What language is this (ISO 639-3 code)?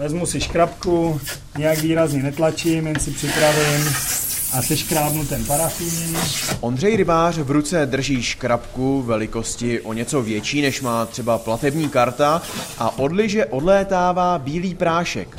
ces